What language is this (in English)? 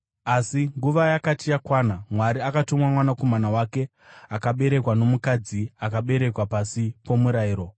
Shona